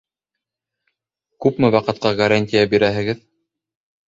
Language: Bashkir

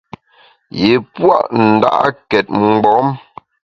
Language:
Bamun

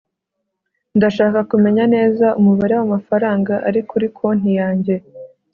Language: Kinyarwanda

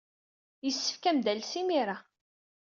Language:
Kabyle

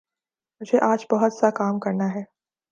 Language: Urdu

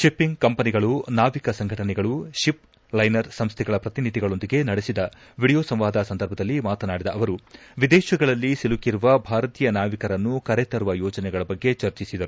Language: Kannada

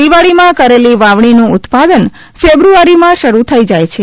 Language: Gujarati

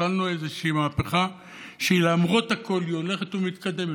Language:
Hebrew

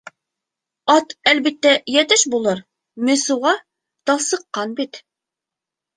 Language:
Bashkir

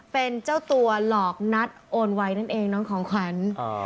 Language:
Thai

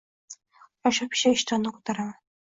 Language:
Uzbek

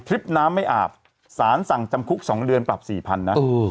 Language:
Thai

